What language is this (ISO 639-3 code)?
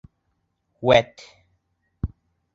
bak